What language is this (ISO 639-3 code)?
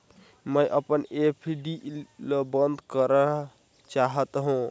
hne